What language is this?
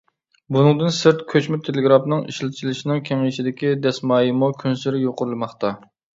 Uyghur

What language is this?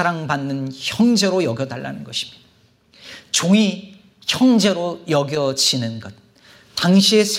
Korean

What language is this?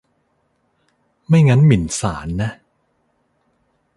Thai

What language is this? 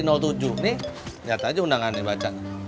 Indonesian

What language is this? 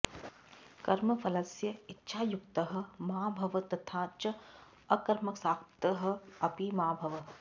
Sanskrit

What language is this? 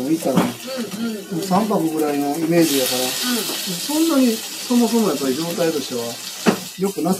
Japanese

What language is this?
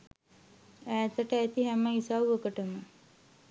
Sinhala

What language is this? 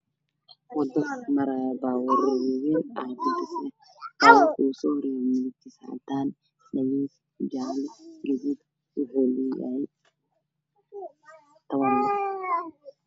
Somali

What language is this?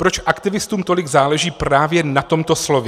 Czech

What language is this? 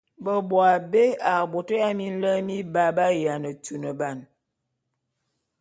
Bulu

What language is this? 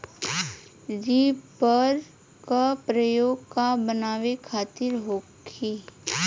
Bhojpuri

